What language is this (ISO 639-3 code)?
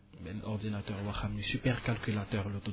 wol